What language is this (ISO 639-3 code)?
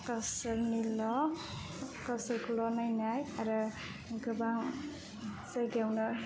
brx